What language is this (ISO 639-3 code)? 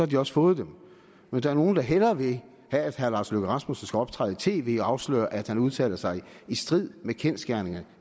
dan